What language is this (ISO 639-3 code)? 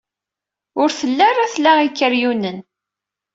kab